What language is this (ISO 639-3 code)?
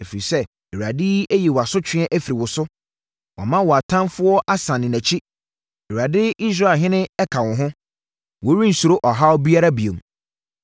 aka